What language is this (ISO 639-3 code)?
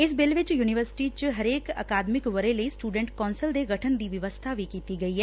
pan